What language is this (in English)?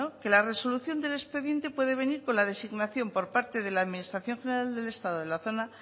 Spanish